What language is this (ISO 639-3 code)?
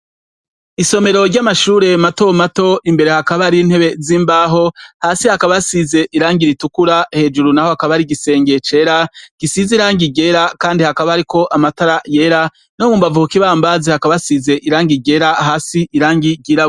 run